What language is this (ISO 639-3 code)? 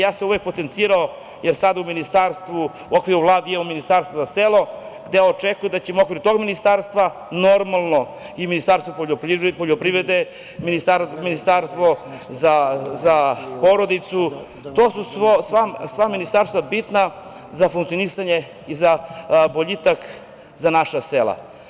srp